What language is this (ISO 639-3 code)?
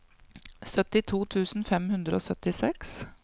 nor